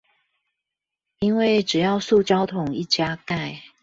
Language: Chinese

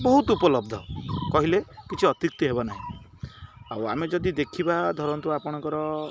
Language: Odia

